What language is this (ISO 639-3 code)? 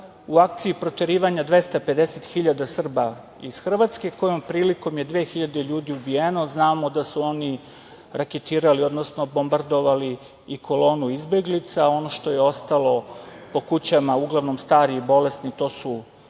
srp